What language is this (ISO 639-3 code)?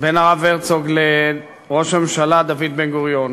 heb